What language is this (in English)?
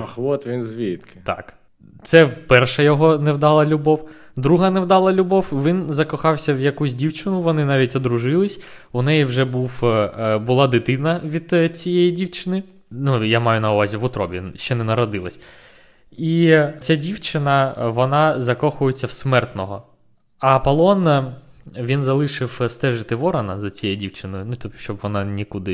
Ukrainian